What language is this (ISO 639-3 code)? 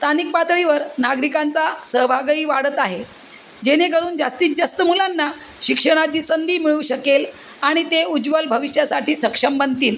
mar